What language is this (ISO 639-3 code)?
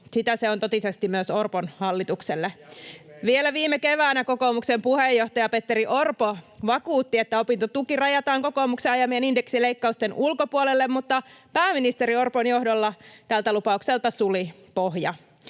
fin